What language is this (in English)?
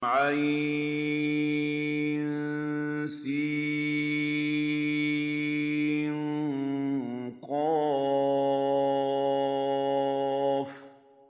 Arabic